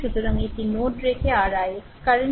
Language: Bangla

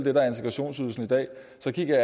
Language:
Danish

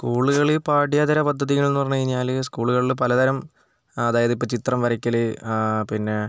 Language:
Malayalam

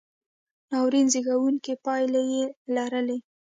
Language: Pashto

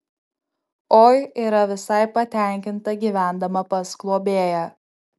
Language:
Lithuanian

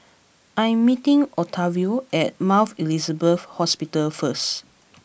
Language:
English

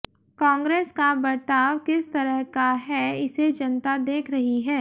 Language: Hindi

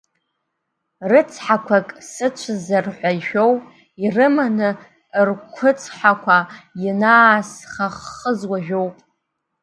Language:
Abkhazian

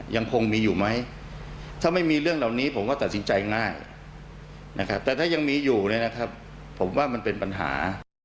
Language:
Thai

